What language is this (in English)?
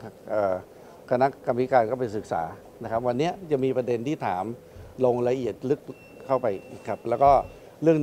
Thai